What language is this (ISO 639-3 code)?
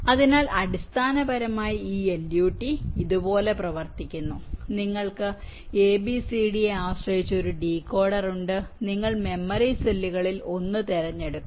mal